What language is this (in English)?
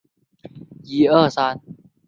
Chinese